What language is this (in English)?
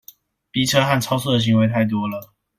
Chinese